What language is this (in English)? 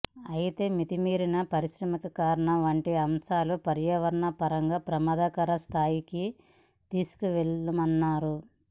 Telugu